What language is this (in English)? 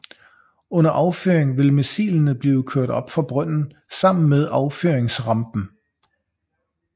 Danish